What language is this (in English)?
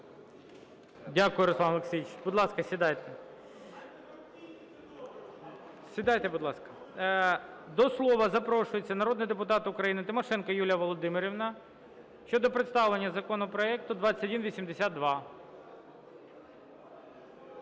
Ukrainian